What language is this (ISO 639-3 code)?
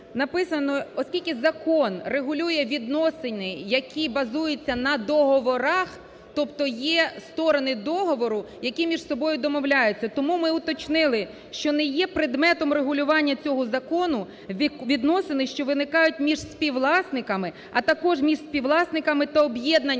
ukr